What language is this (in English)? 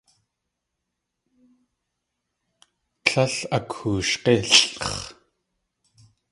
Tlingit